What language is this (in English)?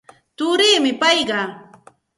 Santa Ana de Tusi Pasco Quechua